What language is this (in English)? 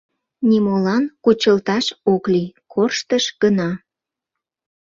Mari